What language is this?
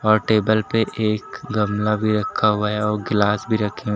Hindi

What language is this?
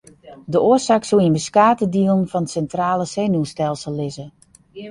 Western Frisian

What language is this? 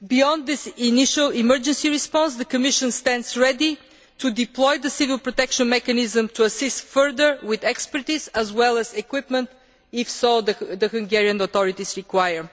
English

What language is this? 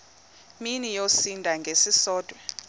Xhosa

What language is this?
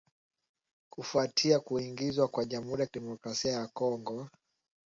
Swahili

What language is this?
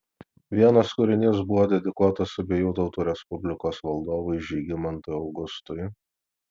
Lithuanian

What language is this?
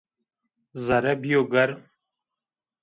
Zaza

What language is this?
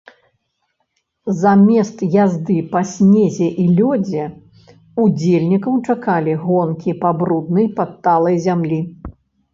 Belarusian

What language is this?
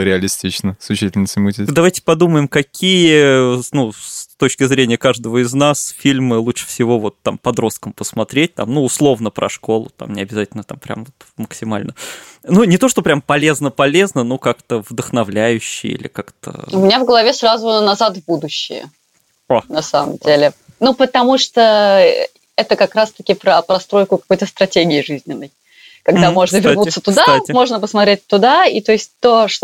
Russian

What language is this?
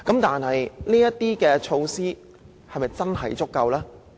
Cantonese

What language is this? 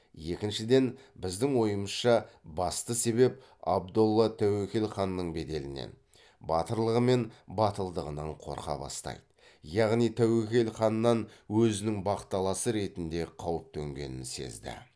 Kazakh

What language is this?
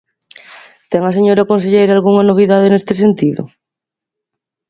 Galician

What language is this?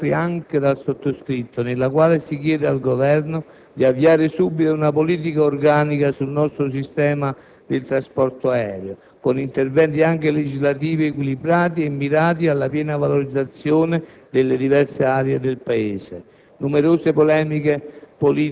Italian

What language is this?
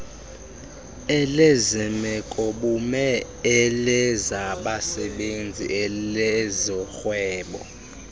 Xhosa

